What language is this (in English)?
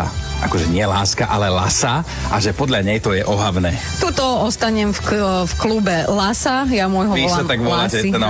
Slovak